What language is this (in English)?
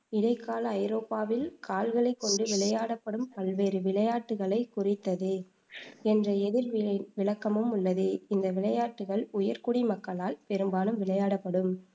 Tamil